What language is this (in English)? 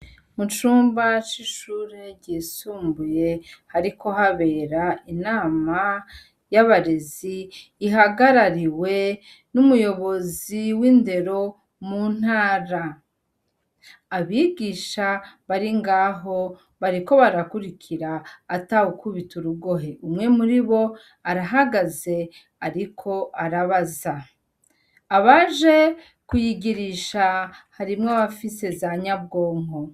Rundi